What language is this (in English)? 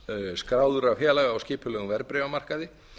Icelandic